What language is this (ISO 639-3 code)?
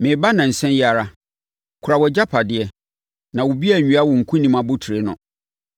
aka